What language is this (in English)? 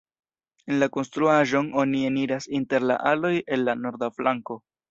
Esperanto